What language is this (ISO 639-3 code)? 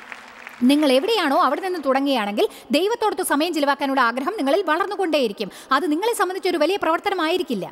mal